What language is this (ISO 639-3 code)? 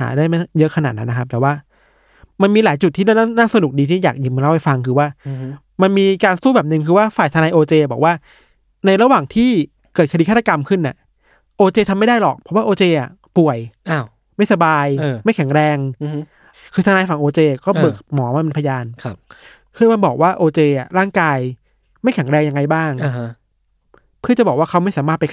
tha